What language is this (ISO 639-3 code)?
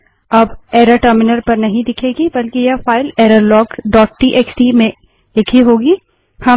hin